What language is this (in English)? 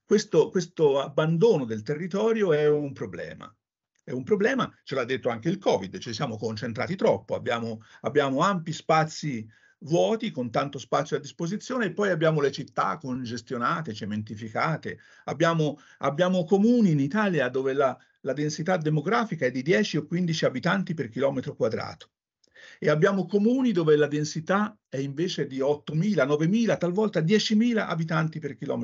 Italian